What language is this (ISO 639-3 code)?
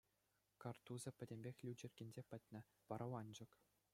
chv